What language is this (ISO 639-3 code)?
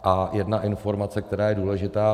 ces